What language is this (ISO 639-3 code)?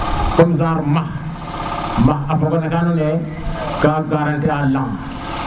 srr